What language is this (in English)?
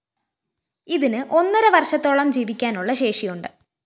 Malayalam